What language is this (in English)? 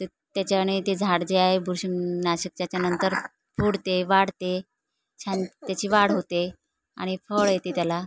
Marathi